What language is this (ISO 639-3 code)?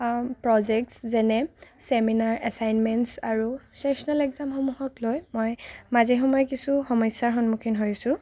asm